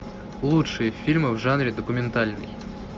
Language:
Russian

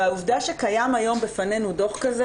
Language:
Hebrew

